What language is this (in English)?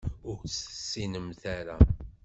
Kabyle